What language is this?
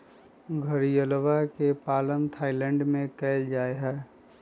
Magahi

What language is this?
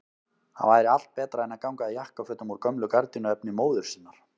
Icelandic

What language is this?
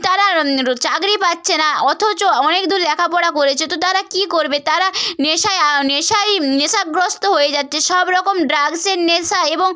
Bangla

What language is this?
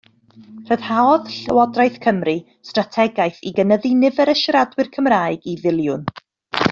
Welsh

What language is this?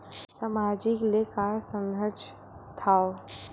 Chhattisgarhi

